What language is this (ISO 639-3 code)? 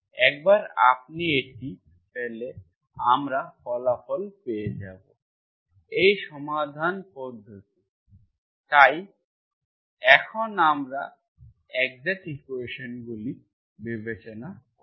ben